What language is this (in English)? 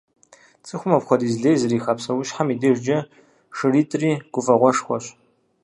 Kabardian